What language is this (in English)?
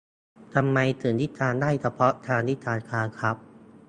Thai